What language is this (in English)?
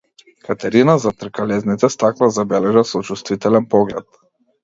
Macedonian